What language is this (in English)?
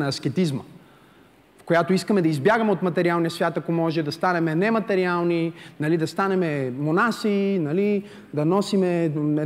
Bulgarian